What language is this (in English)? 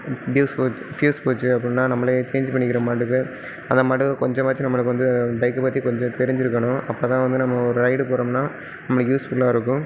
Tamil